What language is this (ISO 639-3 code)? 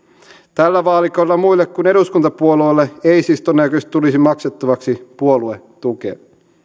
fin